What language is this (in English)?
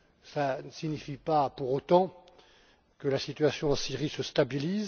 French